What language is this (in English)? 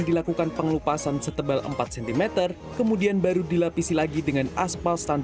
Indonesian